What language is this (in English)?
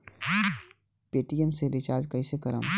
Bhojpuri